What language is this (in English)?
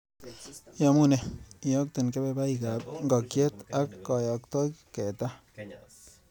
Kalenjin